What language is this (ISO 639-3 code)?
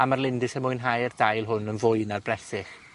cym